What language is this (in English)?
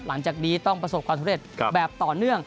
Thai